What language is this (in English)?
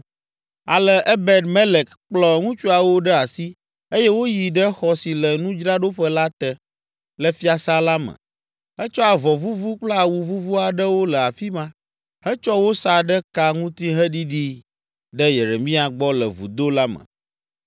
Ewe